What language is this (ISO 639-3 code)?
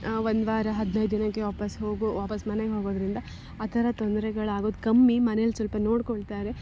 kan